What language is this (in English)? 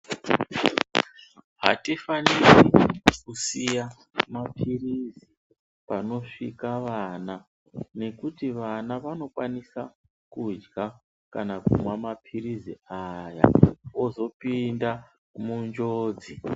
Ndau